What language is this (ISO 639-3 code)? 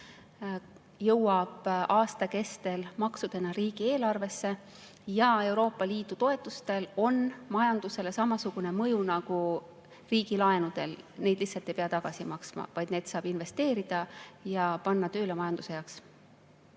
est